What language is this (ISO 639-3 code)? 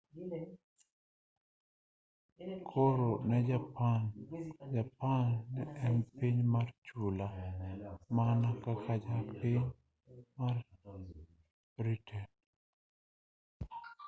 luo